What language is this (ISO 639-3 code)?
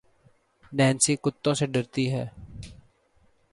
urd